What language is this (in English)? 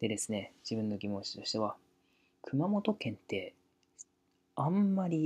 Japanese